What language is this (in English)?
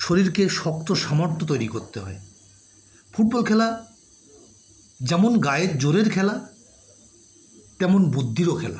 Bangla